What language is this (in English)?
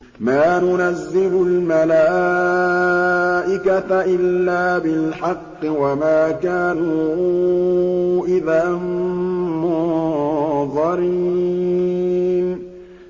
Arabic